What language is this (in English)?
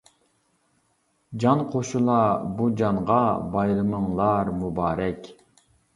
Uyghur